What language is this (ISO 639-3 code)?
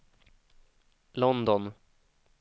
swe